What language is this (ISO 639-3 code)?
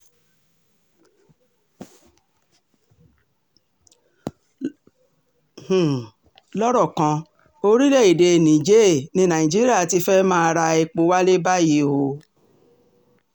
yor